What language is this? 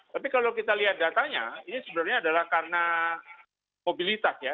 Indonesian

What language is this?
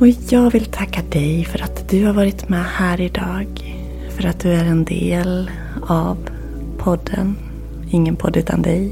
Swedish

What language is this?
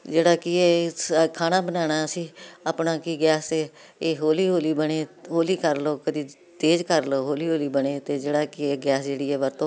Punjabi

